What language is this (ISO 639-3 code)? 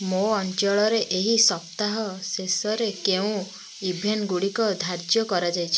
ori